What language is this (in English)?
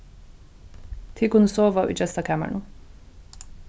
Faroese